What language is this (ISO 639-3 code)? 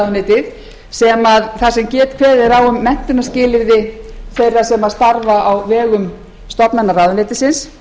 isl